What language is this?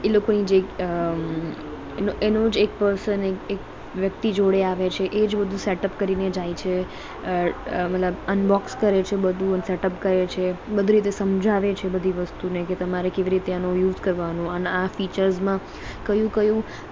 Gujarati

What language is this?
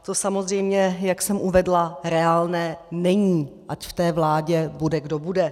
Czech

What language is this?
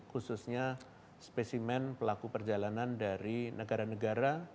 Indonesian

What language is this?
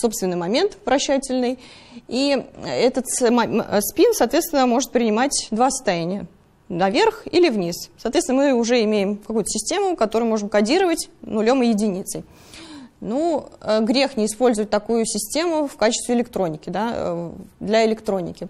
Russian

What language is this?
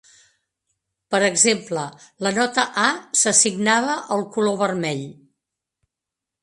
Catalan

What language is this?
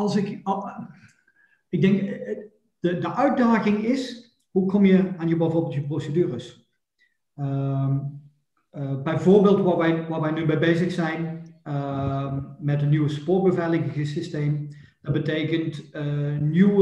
Dutch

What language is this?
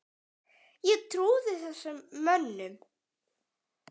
Icelandic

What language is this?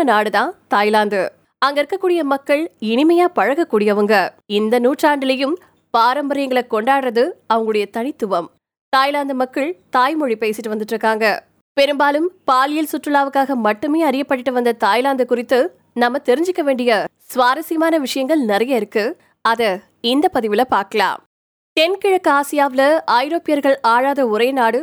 Tamil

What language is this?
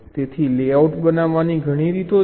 Gujarati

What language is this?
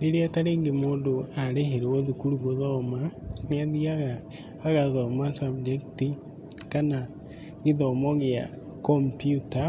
Kikuyu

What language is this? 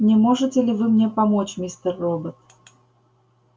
Russian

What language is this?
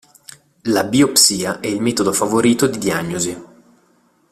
Italian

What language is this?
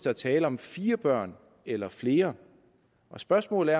Danish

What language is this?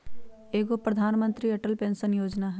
Magahi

